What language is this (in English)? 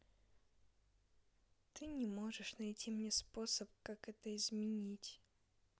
Russian